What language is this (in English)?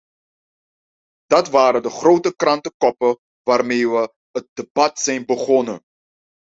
Dutch